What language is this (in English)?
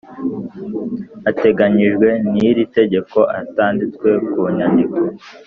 Kinyarwanda